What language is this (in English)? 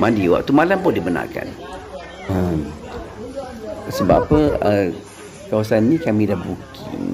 Malay